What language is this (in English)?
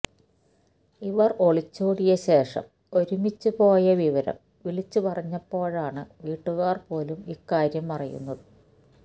Malayalam